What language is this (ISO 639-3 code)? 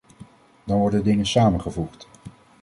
nld